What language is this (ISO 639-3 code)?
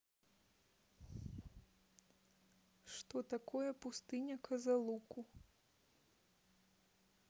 rus